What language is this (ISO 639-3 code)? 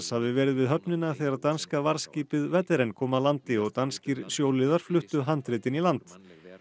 isl